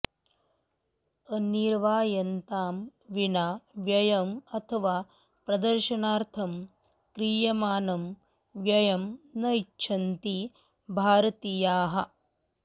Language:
Sanskrit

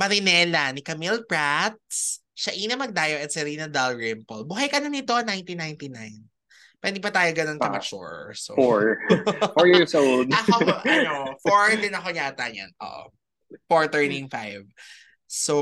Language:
Filipino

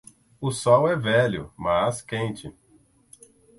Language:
Portuguese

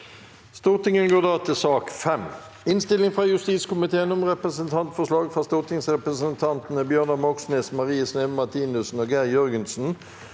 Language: Norwegian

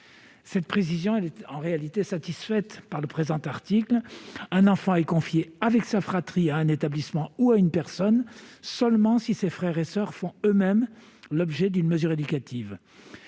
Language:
French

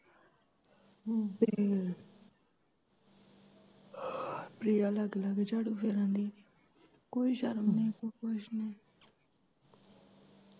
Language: Punjabi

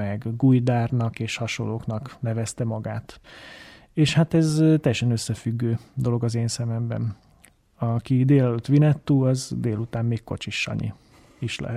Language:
Hungarian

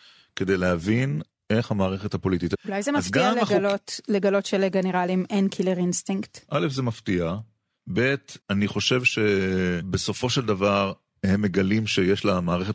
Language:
Hebrew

